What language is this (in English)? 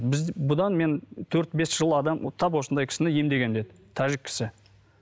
Kazakh